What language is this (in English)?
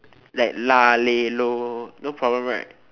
English